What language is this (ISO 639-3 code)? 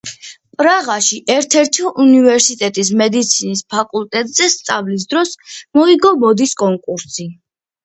kat